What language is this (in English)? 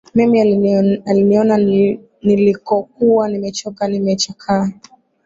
Swahili